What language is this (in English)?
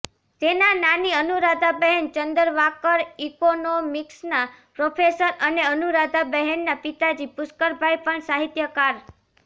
Gujarati